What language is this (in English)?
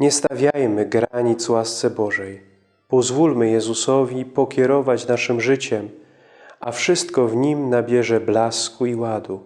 Polish